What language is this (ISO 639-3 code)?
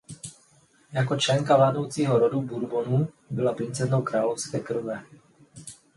ces